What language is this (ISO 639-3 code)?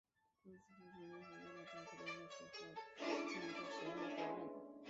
zho